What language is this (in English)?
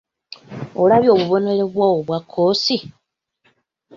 Ganda